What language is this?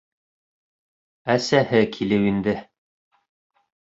Bashkir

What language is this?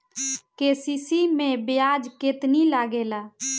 Bhojpuri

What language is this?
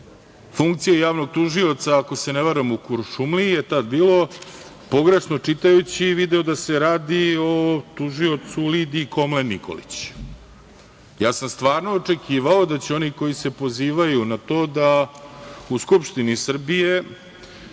Serbian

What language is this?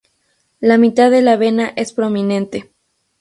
Spanish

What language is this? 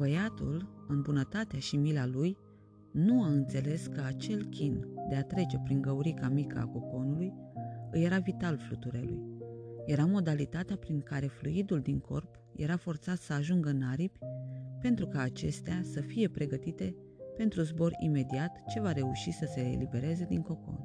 Romanian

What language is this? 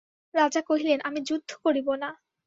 Bangla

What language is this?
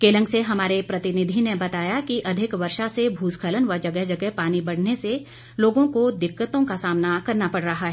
Hindi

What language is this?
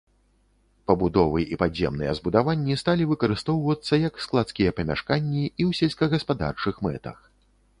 Belarusian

